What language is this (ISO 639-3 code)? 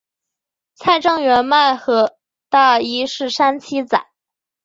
zho